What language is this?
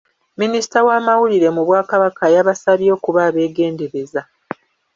Ganda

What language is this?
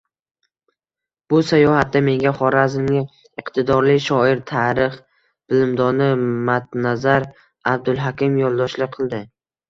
Uzbek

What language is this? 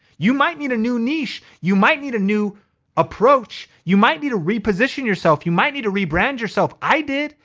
English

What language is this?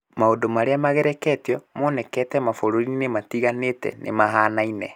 Kikuyu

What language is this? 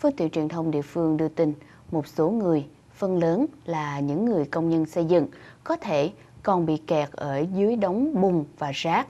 Vietnamese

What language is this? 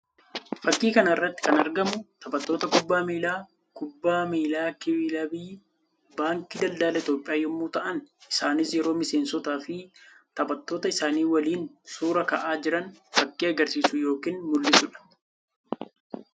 Oromo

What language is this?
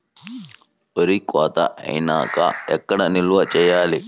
Telugu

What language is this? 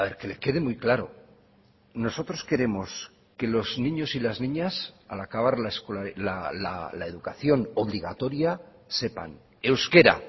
Spanish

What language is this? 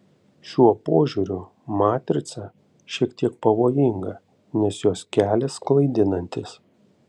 Lithuanian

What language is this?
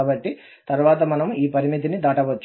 Telugu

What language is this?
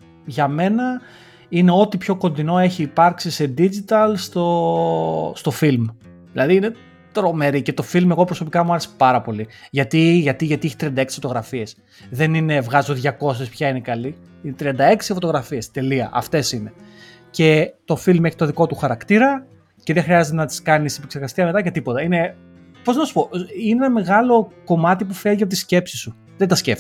Greek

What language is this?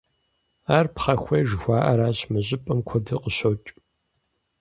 Kabardian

